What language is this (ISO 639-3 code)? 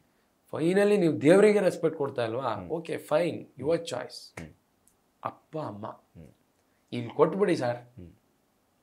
kan